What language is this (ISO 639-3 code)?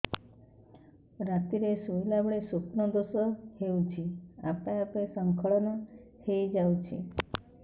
ori